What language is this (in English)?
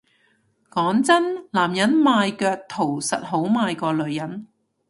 Cantonese